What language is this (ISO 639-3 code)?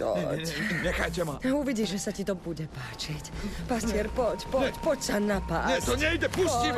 slk